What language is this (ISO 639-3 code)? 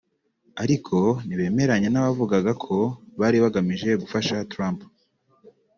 kin